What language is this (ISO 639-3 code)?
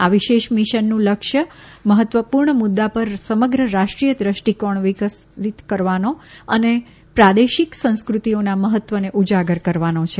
guj